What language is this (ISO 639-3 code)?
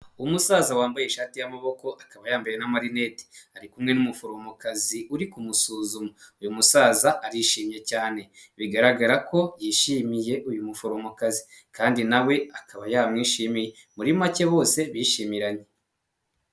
kin